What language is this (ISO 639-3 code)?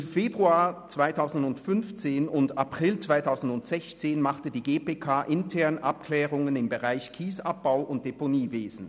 gsw